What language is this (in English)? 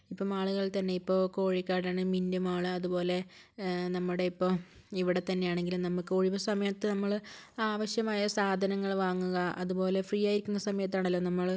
Malayalam